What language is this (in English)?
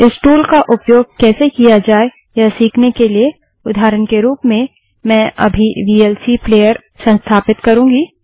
Hindi